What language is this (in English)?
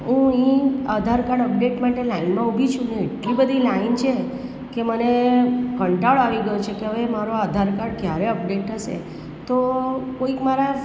Gujarati